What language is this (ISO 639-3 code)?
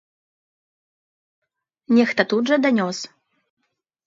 bel